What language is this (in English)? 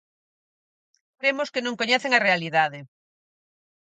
Galician